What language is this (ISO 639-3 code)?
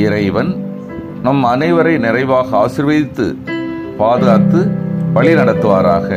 tur